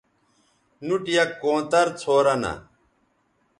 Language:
Bateri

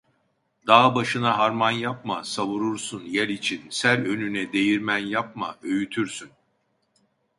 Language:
Turkish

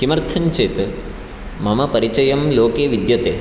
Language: Sanskrit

